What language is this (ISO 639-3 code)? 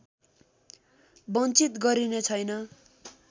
nep